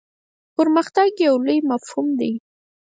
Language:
Pashto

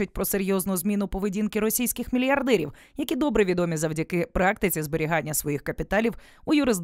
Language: Ukrainian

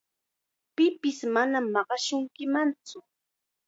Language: Chiquián Ancash Quechua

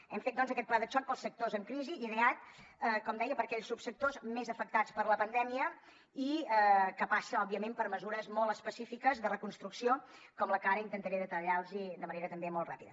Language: Catalan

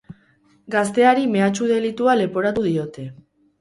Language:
Basque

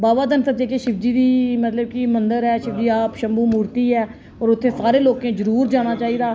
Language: Dogri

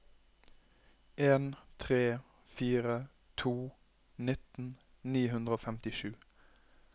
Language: Norwegian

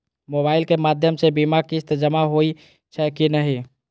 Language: Maithili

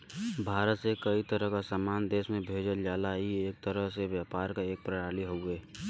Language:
Bhojpuri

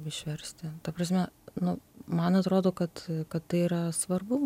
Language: Lithuanian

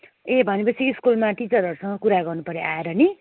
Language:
Nepali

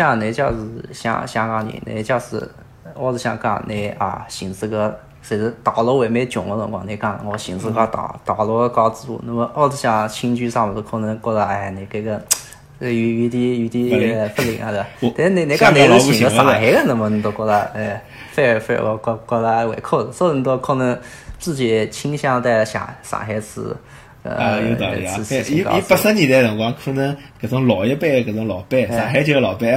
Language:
Chinese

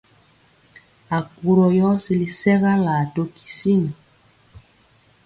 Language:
Mpiemo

